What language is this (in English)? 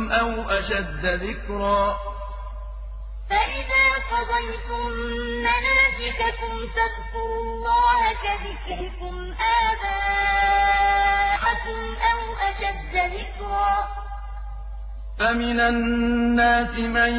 Arabic